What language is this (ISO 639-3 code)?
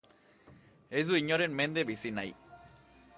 eus